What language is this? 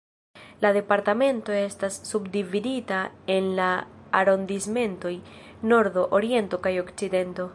Esperanto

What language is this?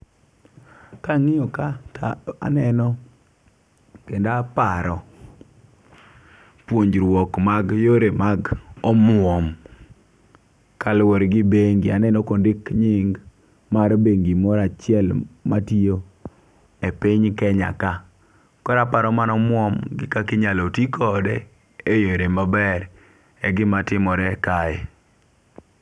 Luo (Kenya and Tanzania)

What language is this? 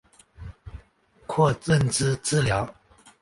Chinese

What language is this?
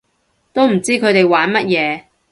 Cantonese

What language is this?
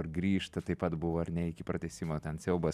Lithuanian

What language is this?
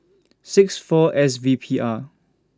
English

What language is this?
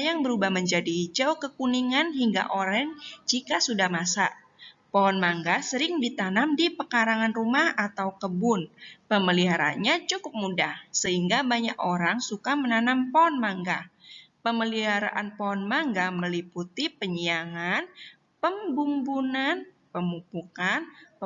Indonesian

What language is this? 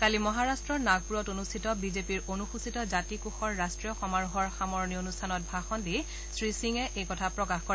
Assamese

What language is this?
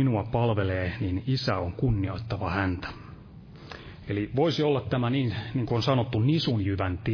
Finnish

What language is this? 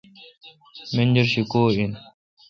Kalkoti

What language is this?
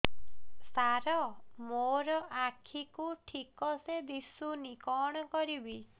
Odia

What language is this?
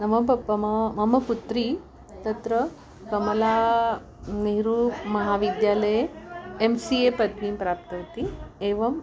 Sanskrit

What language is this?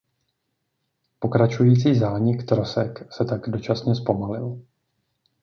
Czech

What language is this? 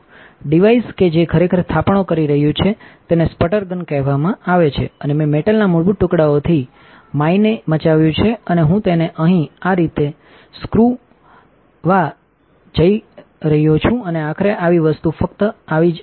Gujarati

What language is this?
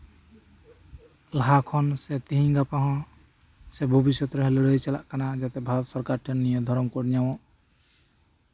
Santali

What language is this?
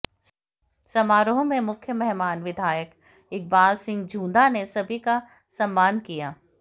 Hindi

